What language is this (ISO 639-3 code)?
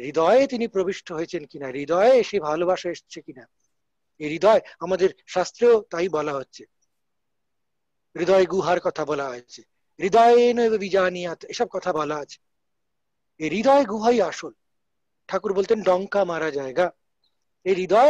hin